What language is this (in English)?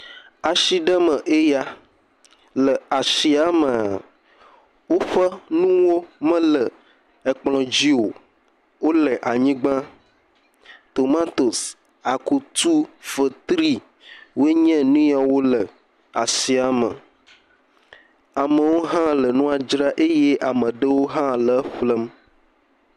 Ewe